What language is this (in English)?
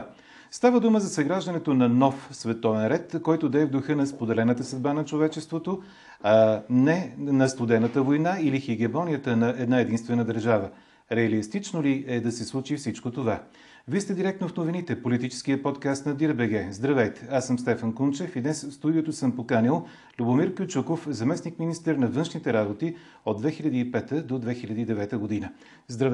Bulgarian